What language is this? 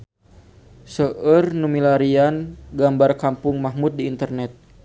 Sundanese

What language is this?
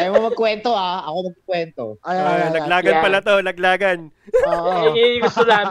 Filipino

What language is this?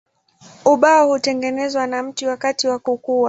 Swahili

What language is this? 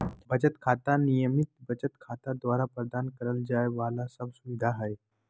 Magahi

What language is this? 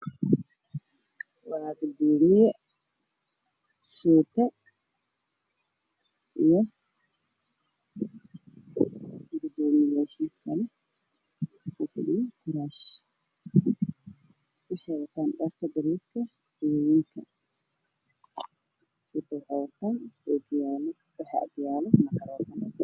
Somali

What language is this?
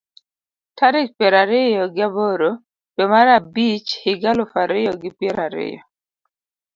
Luo (Kenya and Tanzania)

